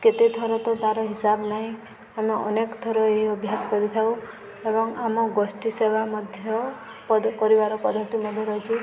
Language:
Odia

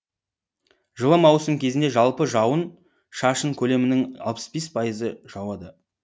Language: Kazakh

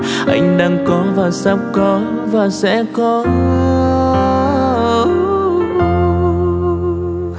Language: Vietnamese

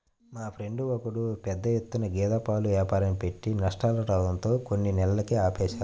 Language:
Telugu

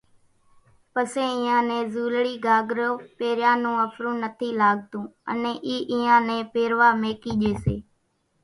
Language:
Kachi Koli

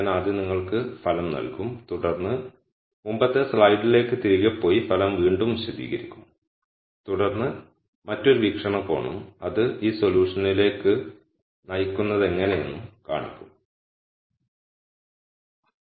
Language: Malayalam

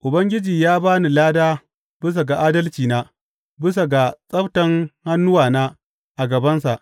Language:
Hausa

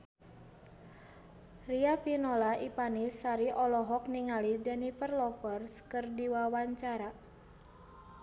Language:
Sundanese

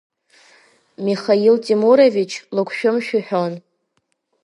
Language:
Abkhazian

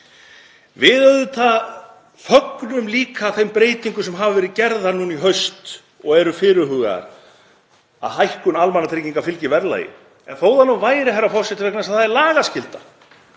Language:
Icelandic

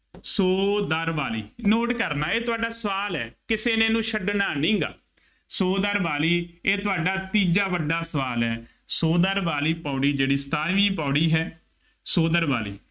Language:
Punjabi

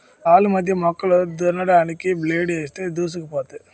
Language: Telugu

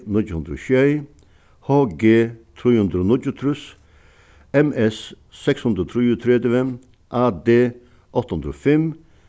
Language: Faroese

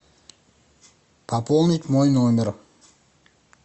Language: Russian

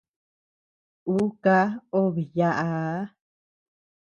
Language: Tepeuxila Cuicatec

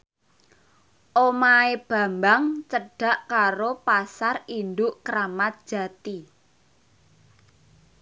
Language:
Javanese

